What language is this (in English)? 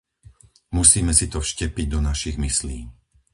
Slovak